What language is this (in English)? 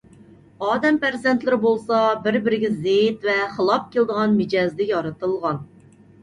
Uyghur